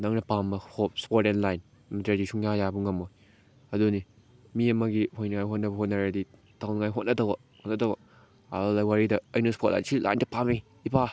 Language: Manipuri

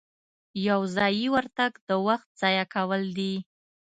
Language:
Pashto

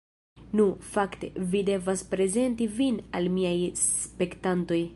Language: Esperanto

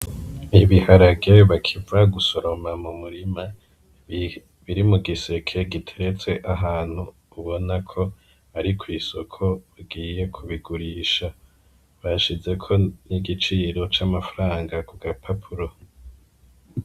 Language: Rundi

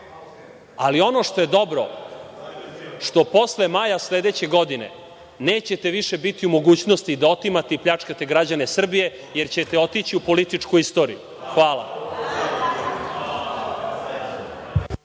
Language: Serbian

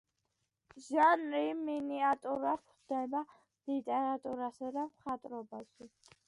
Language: Georgian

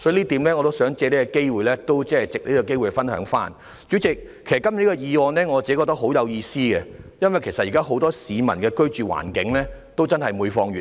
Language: Cantonese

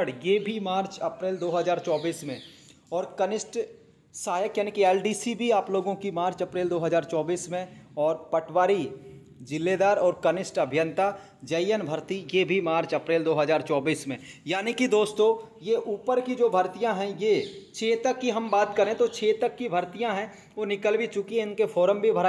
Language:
Hindi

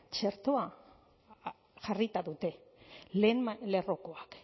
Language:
Basque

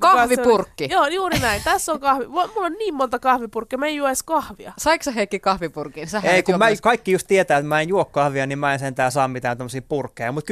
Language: Finnish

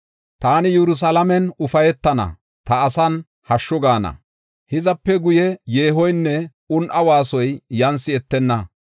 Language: Gofa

